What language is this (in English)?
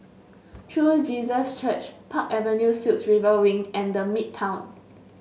English